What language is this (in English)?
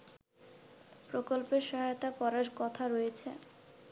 Bangla